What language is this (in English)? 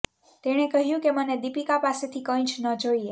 Gujarati